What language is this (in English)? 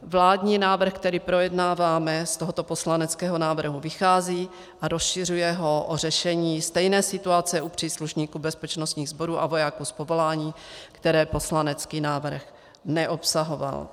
Czech